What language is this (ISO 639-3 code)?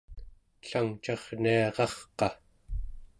esu